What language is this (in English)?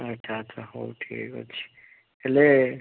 Odia